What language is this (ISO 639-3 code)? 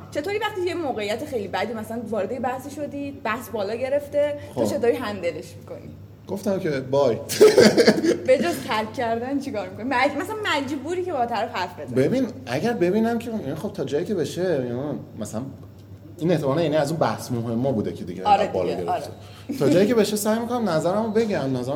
fas